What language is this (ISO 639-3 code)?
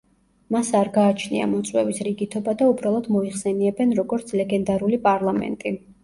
kat